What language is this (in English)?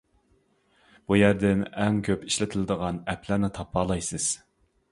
Uyghur